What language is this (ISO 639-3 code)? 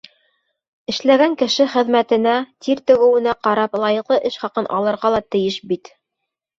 bak